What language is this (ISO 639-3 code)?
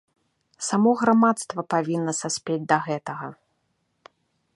bel